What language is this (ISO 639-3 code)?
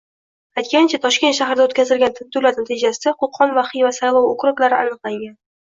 uzb